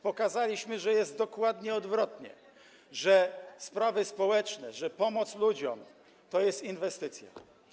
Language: Polish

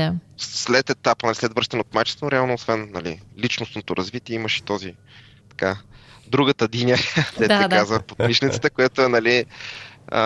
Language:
Bulgarian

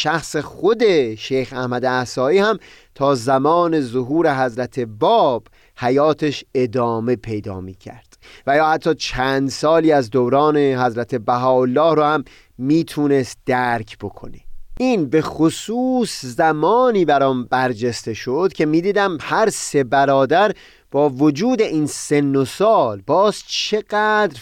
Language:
Persian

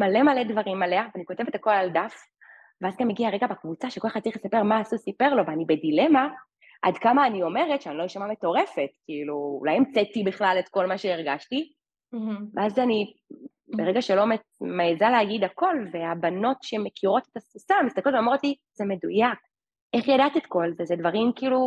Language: Hebrew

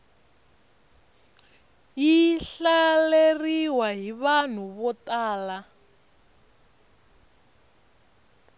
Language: Tsonga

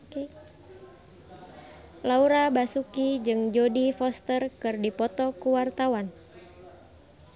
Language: Sundanese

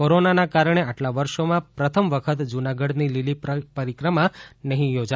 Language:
Gujarati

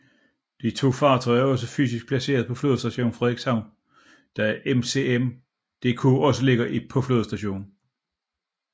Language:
Danish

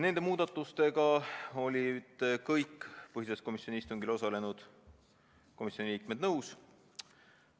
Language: Estonian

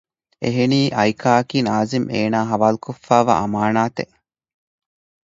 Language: Divehi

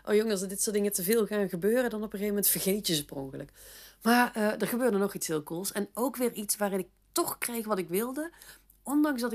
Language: Dutch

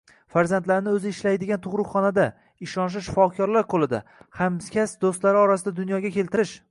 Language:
Uzbek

